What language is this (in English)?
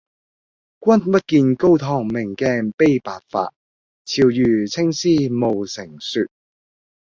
Cantonese